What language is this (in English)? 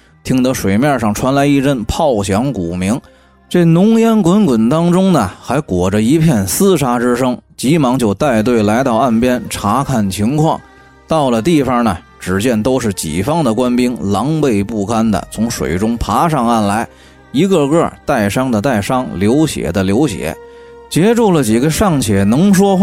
Chinese